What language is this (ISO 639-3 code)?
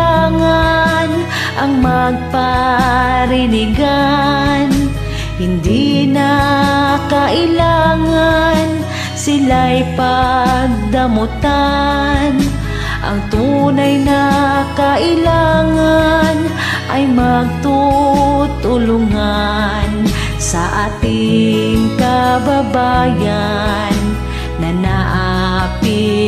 ind